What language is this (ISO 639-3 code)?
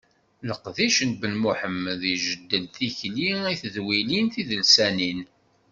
kab